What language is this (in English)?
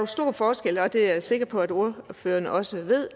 Danish